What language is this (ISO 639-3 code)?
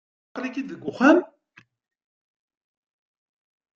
kab